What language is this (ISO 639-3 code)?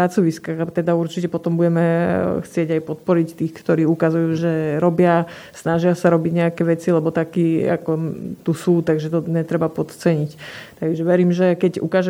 slk